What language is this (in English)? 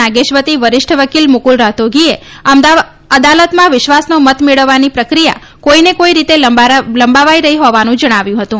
Gujarati